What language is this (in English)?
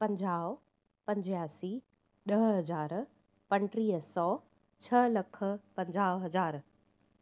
Sindhi